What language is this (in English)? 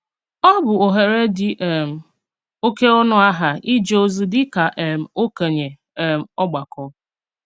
Igbo